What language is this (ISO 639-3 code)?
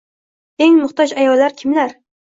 uzb